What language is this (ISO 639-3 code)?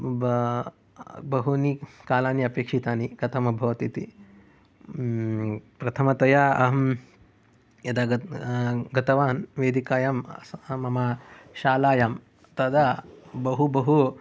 san